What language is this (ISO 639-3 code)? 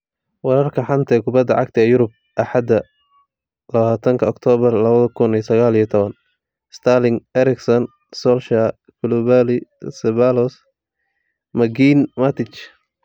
som